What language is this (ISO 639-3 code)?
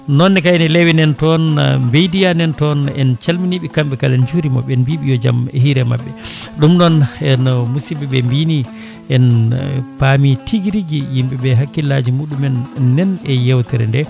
ful